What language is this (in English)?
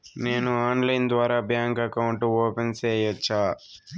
Telugu